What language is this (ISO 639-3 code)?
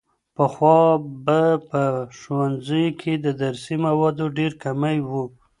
pus